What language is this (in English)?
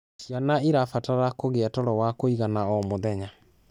Kikuyu